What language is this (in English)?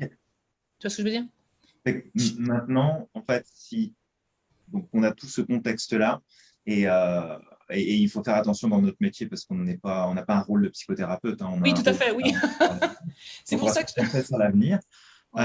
French